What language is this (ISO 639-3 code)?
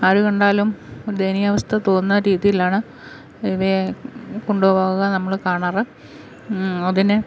mal